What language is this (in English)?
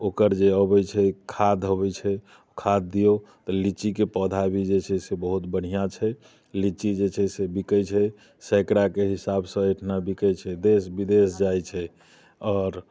Maithili